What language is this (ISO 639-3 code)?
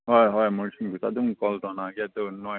mni